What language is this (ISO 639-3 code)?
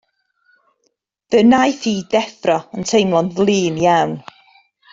cym